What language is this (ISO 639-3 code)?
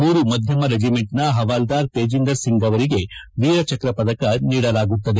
kan